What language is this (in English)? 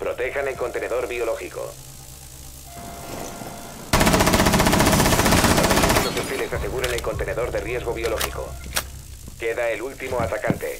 Spanish